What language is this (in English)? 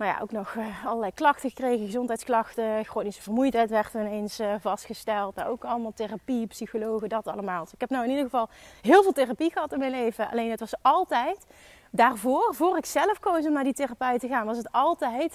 Dutch